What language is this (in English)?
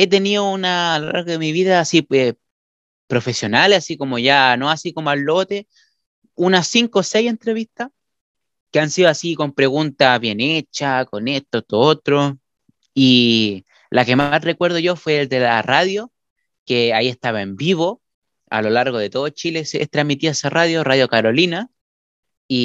Spanish